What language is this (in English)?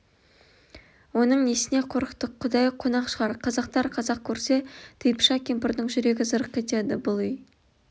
Kazakh